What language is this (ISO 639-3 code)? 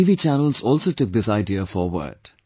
eng